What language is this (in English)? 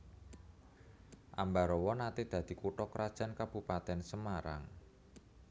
Javanese